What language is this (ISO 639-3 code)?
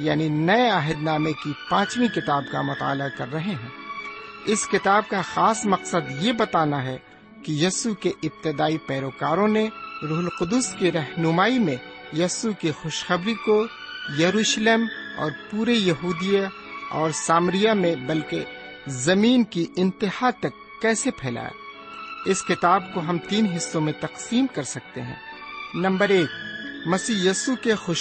urd